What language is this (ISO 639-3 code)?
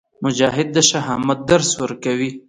pus